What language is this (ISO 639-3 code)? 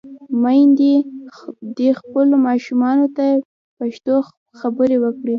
pus